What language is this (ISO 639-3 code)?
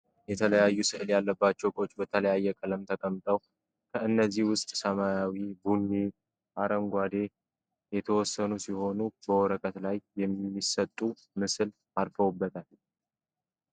amh